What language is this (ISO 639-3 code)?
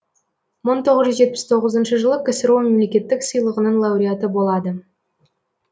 kaz